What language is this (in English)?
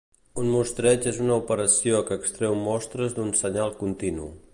Catalan